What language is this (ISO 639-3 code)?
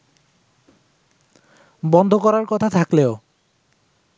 ben